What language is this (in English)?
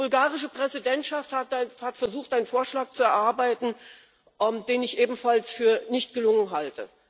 German